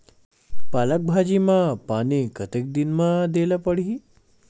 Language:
Chhattisgarhi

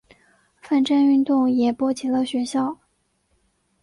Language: Chinese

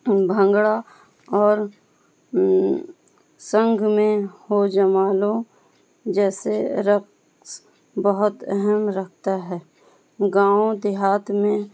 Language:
Urdu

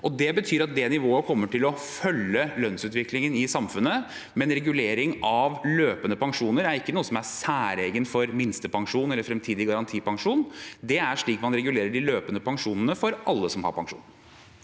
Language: Norwegian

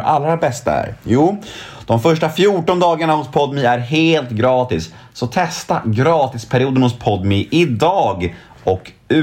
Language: Swedish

